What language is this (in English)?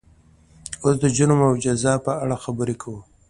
Pashto